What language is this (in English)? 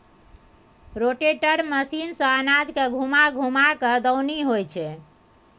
Maithili